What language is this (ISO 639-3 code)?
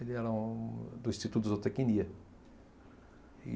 por